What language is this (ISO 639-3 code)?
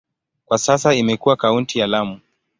swa